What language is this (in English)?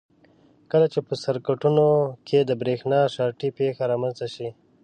Pashto